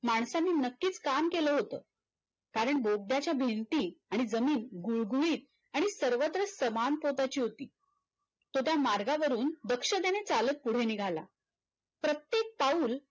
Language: Marathi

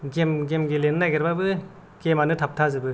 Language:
Bodo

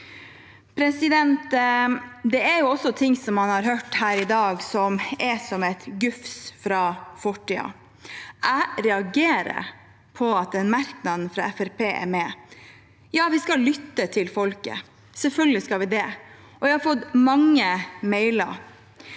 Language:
Norwegian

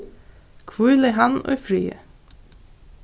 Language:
Faroese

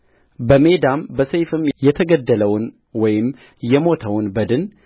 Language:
Amharic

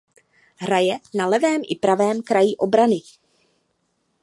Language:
Czech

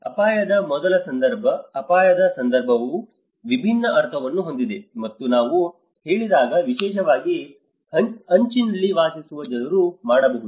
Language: Kannada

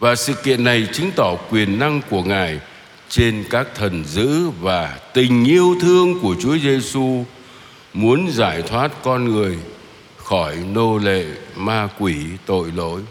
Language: Vietnamese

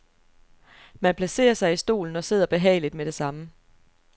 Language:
Danish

